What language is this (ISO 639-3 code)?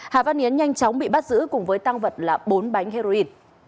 vie